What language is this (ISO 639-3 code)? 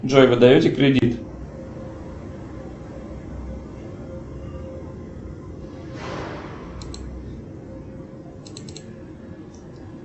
rus